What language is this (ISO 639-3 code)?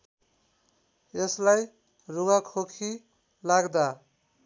nep